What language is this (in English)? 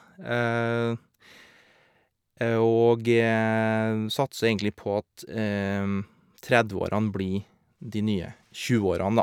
Norwegian